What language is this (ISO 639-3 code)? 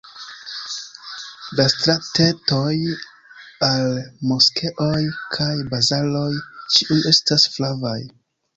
epo